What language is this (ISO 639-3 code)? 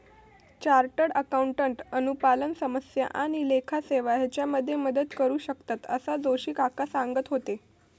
mar